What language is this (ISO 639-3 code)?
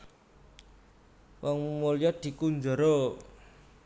jav